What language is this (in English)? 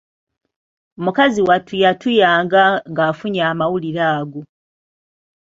Ganda